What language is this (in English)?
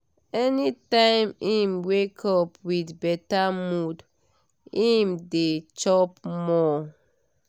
Nigerian Pidgin